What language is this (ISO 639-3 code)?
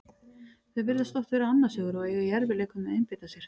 isl